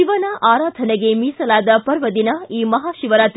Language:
Kannada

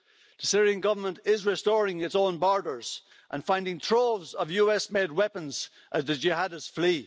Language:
English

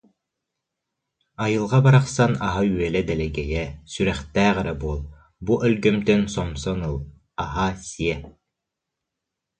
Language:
Yakut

